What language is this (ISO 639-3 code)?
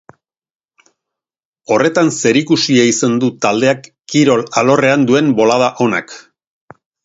eus